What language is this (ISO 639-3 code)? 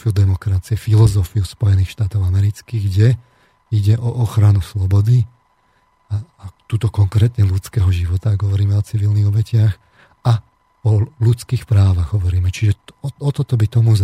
slk